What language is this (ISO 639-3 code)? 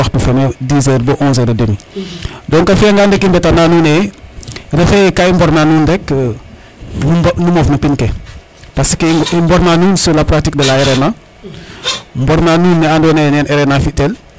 srr